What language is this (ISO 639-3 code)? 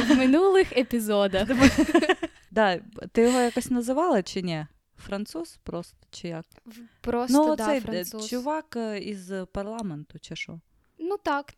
ukr